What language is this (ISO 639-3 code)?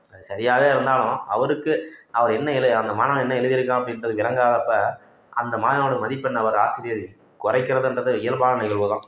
tam